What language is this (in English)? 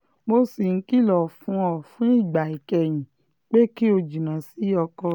Yoruba